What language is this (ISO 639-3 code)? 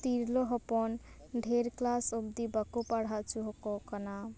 sat